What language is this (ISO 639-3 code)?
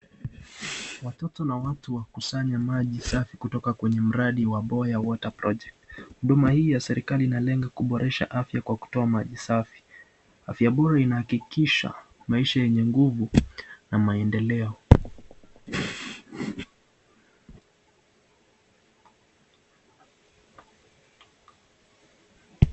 swa